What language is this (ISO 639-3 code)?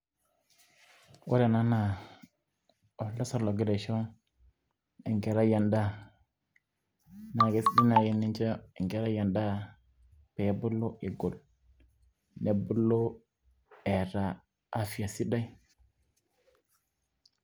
mas